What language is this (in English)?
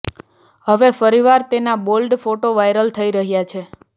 Gujarati